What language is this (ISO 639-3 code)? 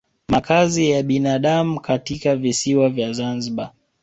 swa